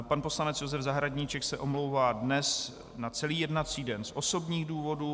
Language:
Czech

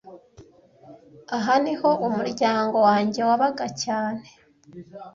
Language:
Kinyarwanda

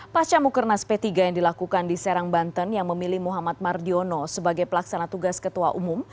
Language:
Indonesian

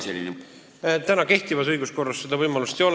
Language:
Estonian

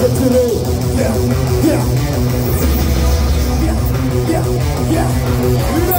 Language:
Russian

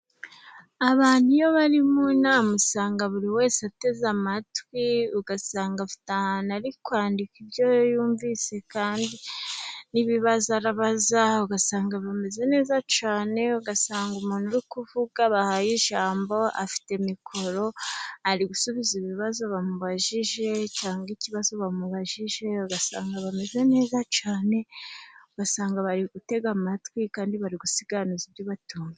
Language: Kinyarwanda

